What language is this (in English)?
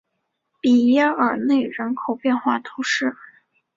Chinese